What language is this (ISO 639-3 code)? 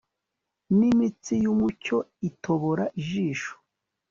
kin